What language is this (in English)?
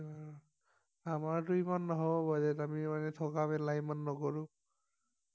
Assamese